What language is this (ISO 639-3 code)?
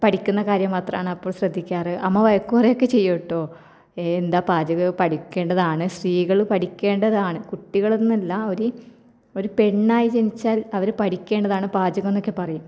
mal